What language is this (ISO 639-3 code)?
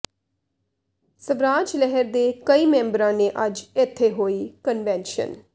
pan